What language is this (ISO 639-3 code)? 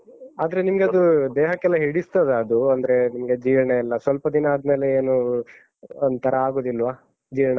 kan